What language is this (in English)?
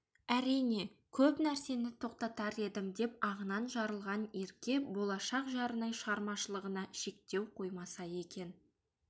Kazakh